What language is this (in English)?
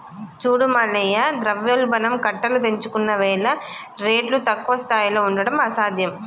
Telugu